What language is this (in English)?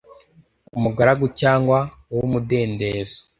Kinyarwanda